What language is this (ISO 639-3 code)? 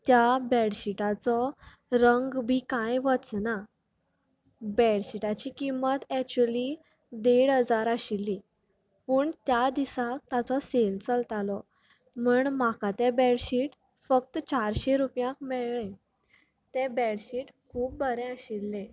kok